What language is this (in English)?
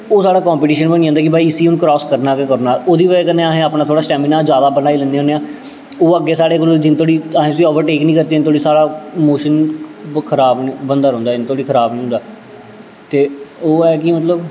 Dogri